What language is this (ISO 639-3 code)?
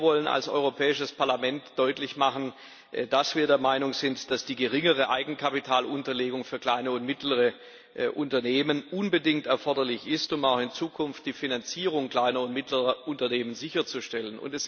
deu